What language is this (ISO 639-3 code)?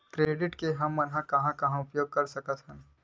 hne